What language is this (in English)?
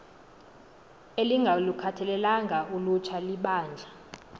Xhosa